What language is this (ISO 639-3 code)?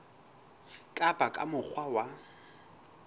sot